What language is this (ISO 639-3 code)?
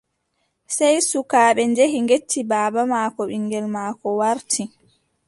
fub